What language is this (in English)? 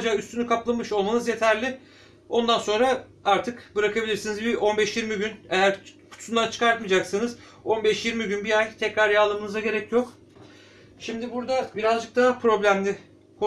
Turkish